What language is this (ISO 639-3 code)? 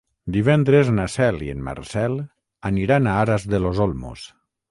cat